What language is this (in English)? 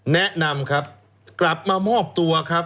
Thai